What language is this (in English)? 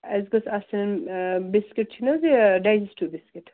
Kashmiri